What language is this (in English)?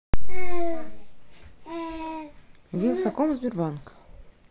Russian